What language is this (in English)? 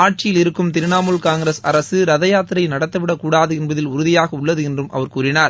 Tamil